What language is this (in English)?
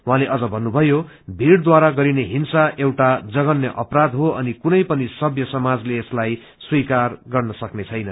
Nepali